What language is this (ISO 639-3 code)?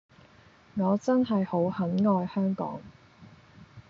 yue